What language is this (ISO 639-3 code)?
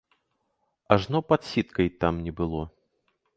bel